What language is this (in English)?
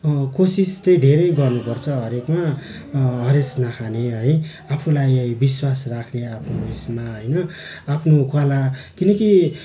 Nepali